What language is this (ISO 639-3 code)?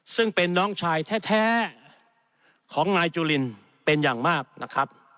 tha